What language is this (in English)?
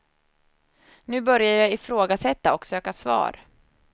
Swedish